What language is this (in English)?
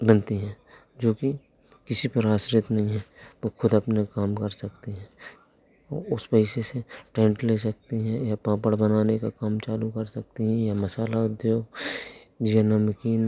Hindi